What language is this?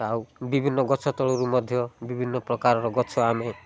Odia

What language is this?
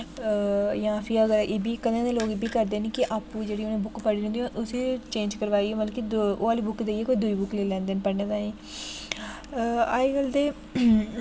Dogri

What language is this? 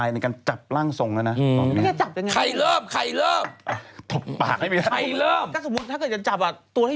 Thai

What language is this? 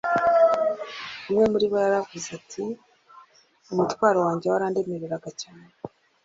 Kinyarwanda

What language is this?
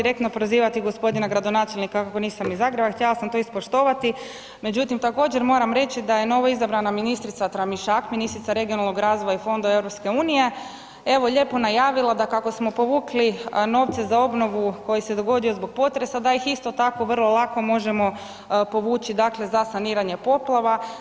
Croatian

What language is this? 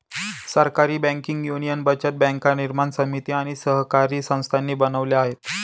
Marathi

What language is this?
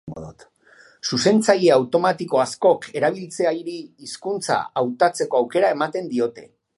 Basque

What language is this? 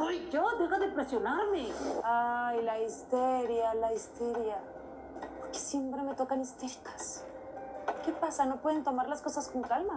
Spanish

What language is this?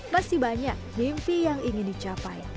Indonesian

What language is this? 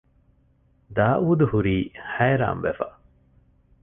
Divehi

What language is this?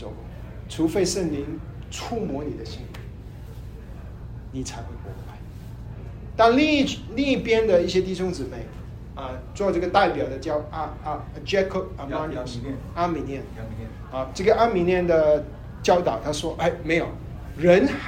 Chinese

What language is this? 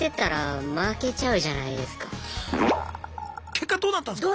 Japanese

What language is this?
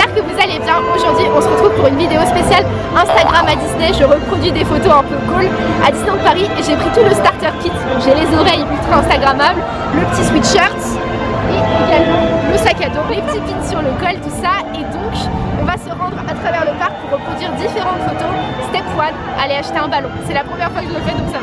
French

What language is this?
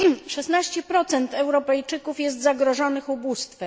Polish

